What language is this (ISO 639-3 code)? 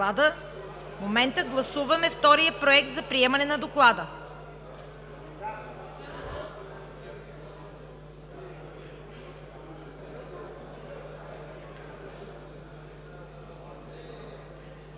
bul